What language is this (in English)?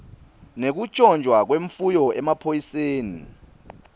Swati